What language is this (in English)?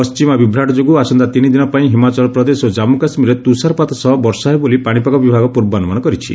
Odia